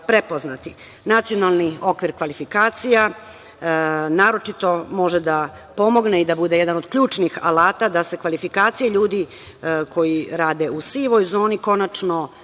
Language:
Serbian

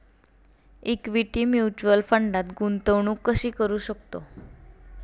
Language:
Marathi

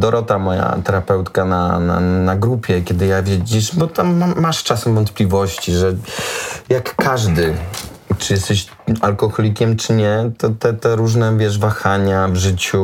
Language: Polish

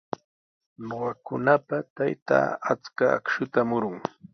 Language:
Sihuas Ancash Quechua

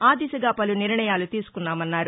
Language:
Telugu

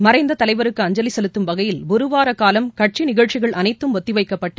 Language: Tamil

